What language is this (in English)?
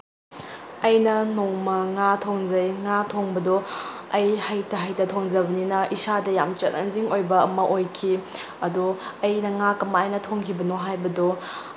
Manipuri